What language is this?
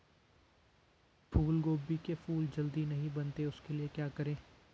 Hindi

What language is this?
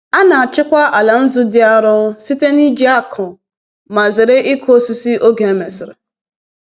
Igbo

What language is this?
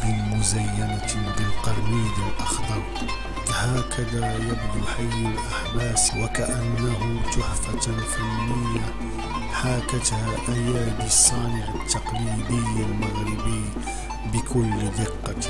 Arabic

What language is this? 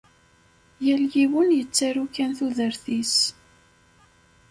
Kabyle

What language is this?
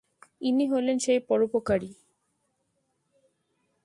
Bangla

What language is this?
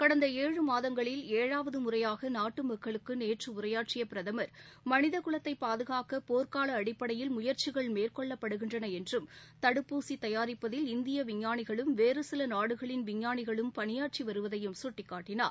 Tamil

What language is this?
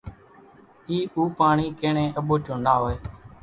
Kachi Koli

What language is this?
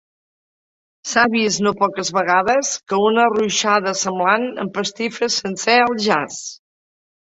Catalan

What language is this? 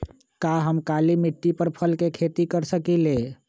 Magahi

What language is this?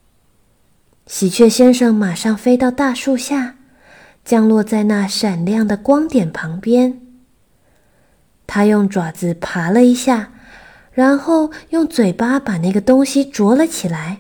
Chinese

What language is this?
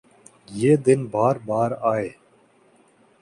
Urdu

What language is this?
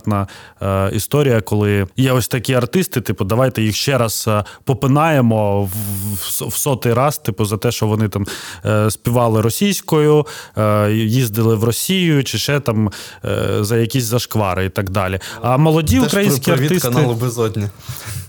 Ukrainian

